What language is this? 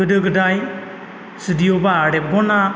Bodo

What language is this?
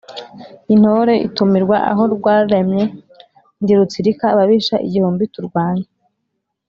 Kinyarwanda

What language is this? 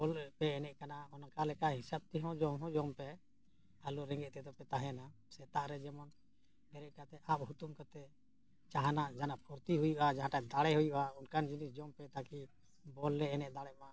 Santali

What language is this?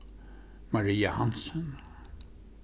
Faroese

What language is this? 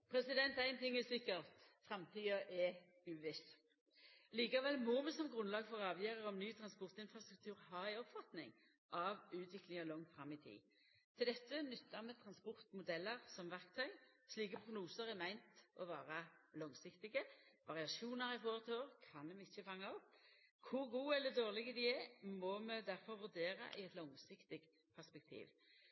Norwegian Nynorsk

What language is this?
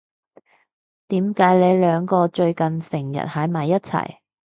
Cantonese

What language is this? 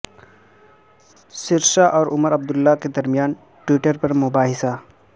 Urdu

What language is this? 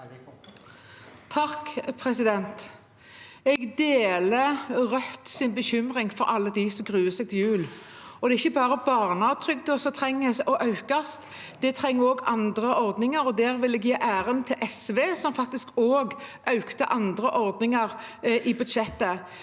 Norwegian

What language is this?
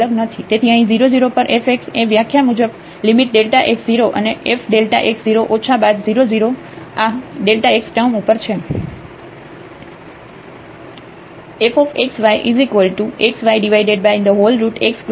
Gujarati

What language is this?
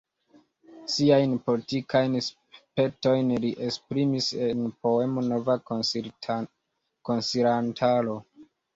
Esperanto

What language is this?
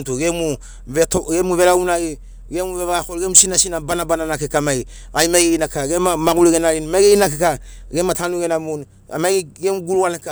Sinaugoro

